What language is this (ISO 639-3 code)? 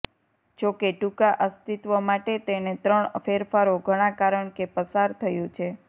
guj